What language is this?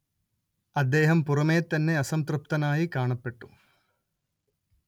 Malayalam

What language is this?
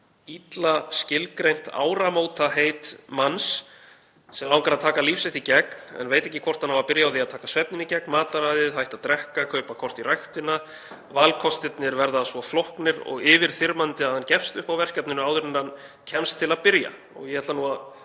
Icelandic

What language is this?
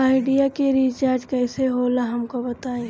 Bhojpuri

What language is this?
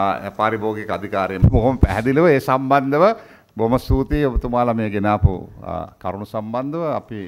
Hindi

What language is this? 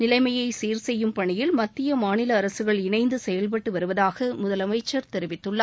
Tamil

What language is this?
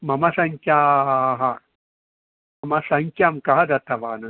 Sanskrit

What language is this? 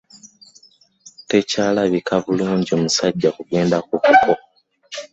Ganda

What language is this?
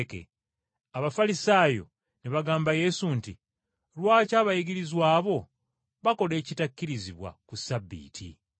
Ganda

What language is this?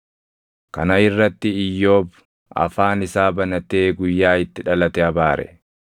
Oromo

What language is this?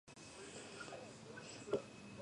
Georgian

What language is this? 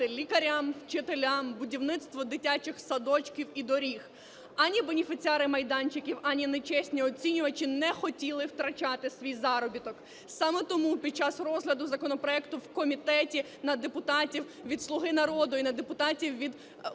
Ukrainian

